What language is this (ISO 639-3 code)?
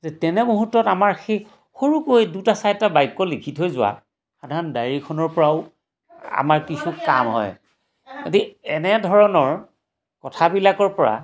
asm